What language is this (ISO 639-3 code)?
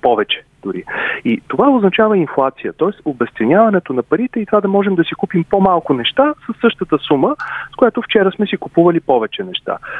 bul